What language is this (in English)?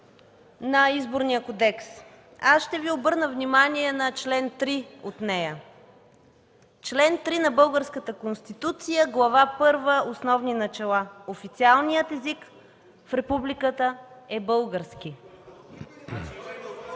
Bulgarian